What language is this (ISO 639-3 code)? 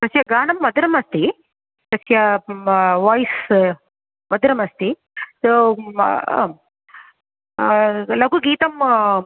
san